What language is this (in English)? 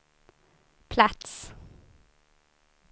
Swedish